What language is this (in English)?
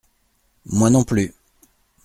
French